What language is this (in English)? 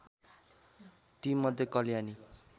Nepali